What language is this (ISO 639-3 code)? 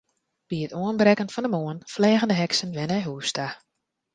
fry